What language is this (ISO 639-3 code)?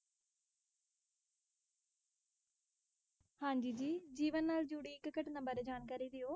pan